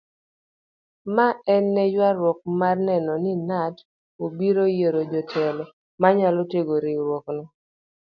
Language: Luo (Kenya and Tanzania)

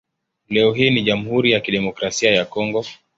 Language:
Swahili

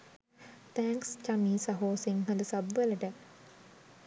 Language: Sinhala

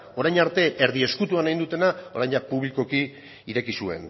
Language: Basque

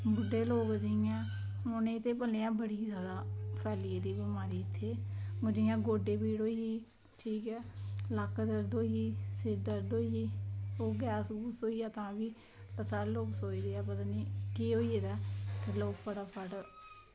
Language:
Dogri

